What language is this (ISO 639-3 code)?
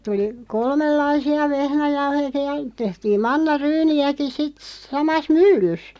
fin